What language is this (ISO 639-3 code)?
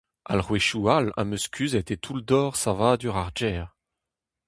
bre